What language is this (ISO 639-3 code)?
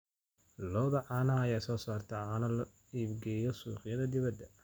som